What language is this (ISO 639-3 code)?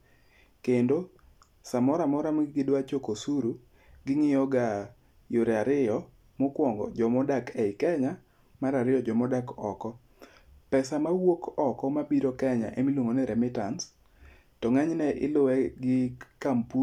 luo